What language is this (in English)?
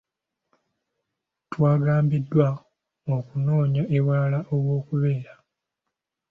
Ganda